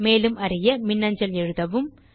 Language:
Tamil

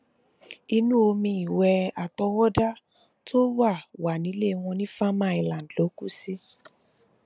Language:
Yoruba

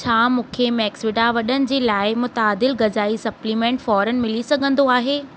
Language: Sindhi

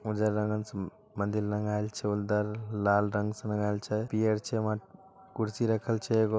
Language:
Magahi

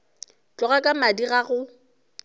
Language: Northern Sotho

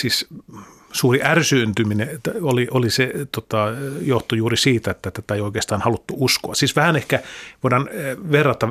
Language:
Finnish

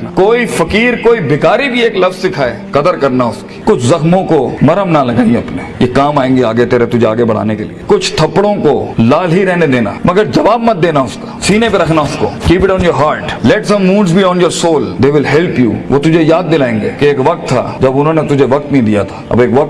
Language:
Urdu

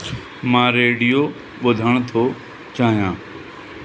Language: Sindhi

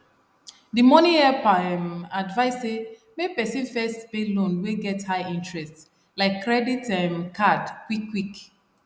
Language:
Nigerian Pidgin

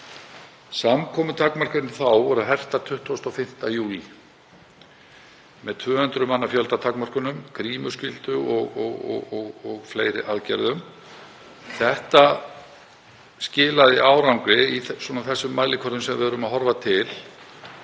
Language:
Icelandic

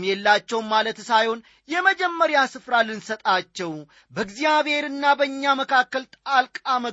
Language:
Amharic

